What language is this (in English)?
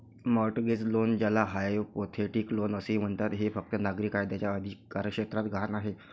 Marathi